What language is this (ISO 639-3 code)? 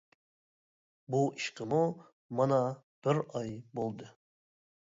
uig